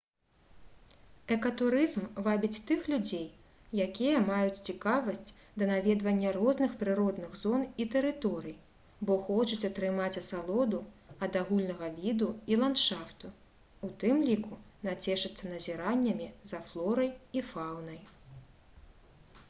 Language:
Belarusian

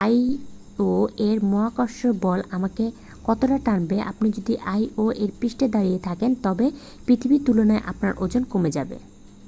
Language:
Bangla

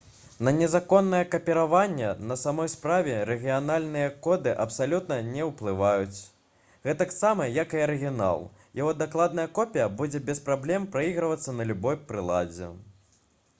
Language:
Belarusian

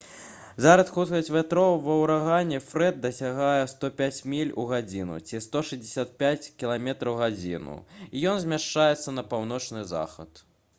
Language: Belarusian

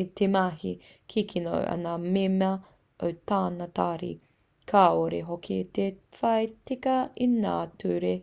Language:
Māori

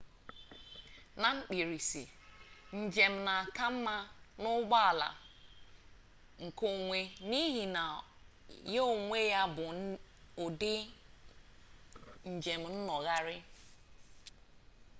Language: Igbo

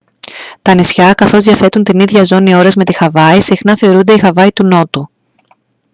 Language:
Greek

